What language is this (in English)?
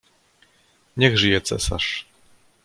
Polish